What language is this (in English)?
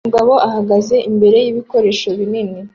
Kinyarwanda